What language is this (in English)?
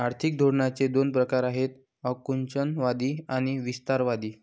Marathi